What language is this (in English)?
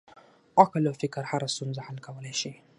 Pashto